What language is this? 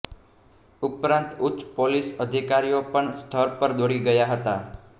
Gujarati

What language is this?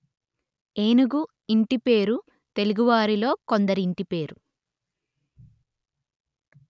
Telugu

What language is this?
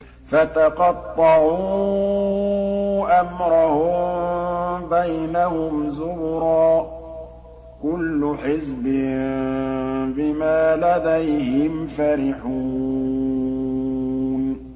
Arabic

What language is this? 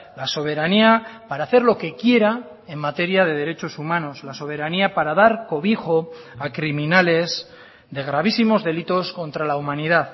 Spanish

